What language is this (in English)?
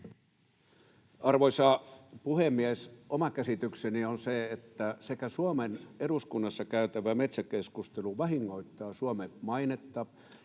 Finnish